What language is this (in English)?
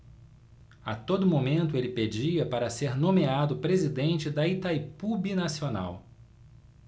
Portuguese